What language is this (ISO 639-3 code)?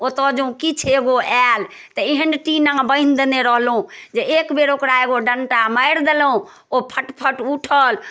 mai